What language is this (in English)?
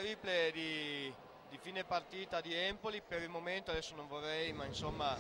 Italian